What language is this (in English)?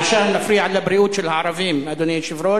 Hebrew